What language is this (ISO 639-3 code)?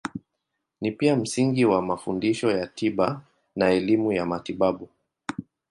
swa